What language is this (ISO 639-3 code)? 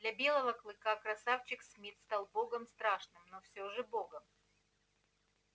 rus